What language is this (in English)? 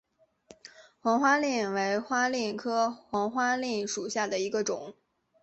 Chinese